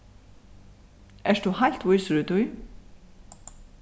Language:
Faroese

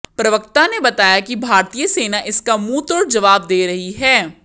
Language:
Hindi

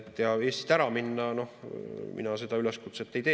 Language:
Estonian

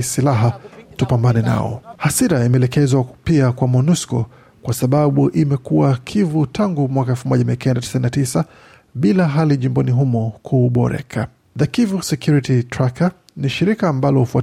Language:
Swahili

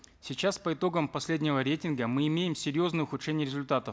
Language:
Kazakh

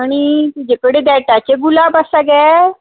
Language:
Konkani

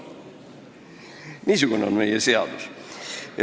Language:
Estonian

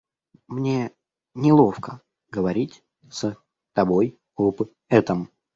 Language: Russian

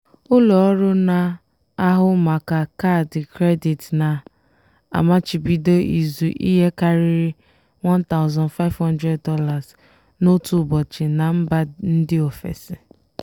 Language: Igbo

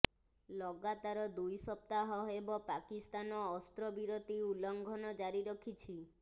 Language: Odia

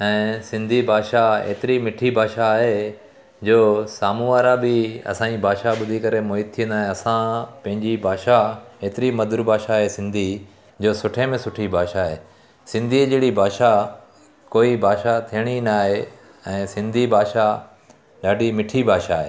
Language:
Sindhi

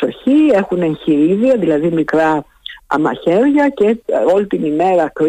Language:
Greek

